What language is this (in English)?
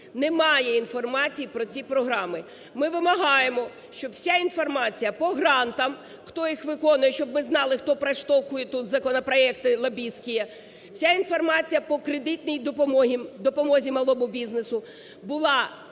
Ukrainian